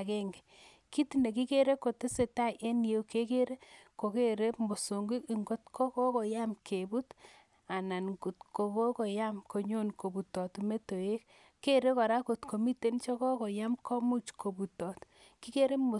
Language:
Kalenjin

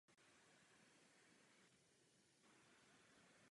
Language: Czech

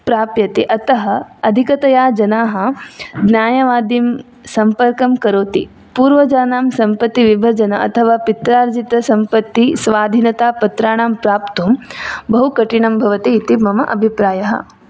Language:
Sanskrit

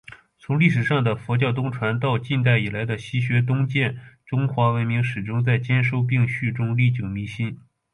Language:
Chinese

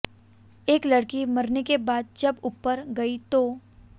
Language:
Hindi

